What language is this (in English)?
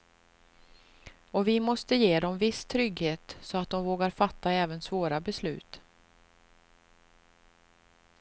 Swedish